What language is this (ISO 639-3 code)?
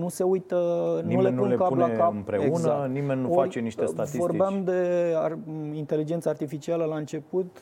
ron